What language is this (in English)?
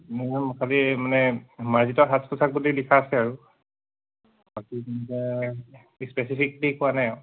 Assamese